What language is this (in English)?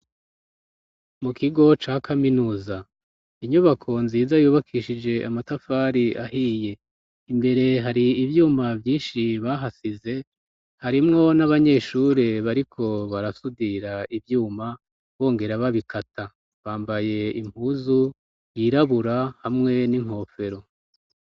Rundi